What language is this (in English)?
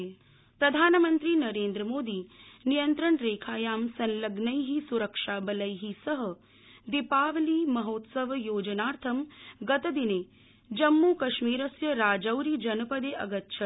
Sanskrit